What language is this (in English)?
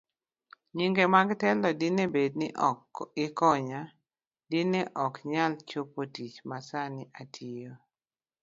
Luo (Kenya and Tanzania)